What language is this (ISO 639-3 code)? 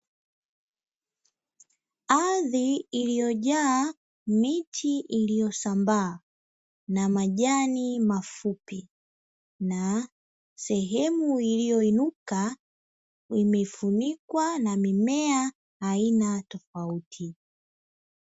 swa